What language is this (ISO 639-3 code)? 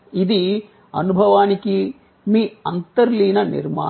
tel